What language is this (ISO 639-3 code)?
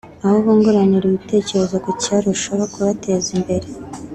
kin